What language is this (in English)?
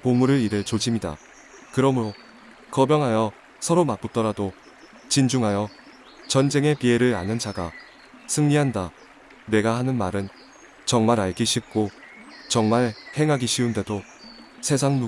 Korean